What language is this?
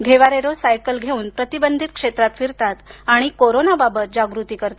Marathi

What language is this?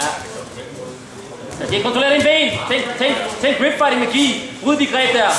Danish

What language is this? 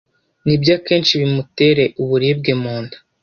Kinyarwanda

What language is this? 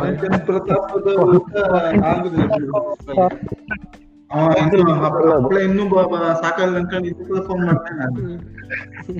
Kannada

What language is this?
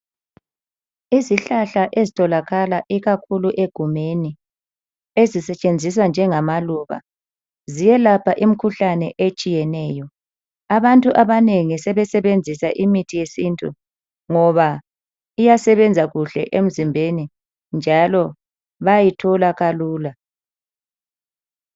North Ndebele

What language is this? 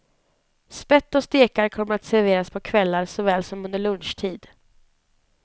Swedish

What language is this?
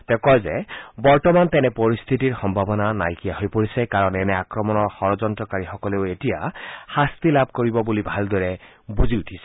Assamese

